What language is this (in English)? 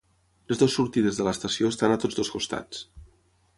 Catalan